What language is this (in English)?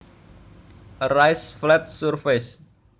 Javanese